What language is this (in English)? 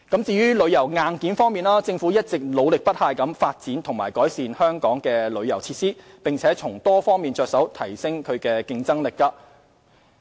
Cantonese